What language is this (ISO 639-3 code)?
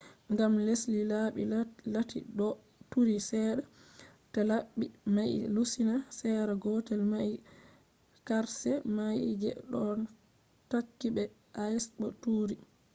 ful